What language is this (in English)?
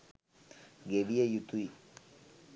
Sinhala